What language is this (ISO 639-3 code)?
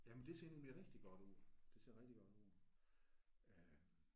dan